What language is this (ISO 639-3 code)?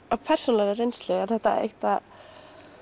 isl